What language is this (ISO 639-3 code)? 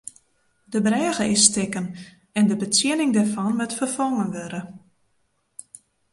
fry